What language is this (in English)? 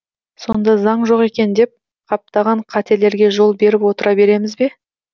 Kazakh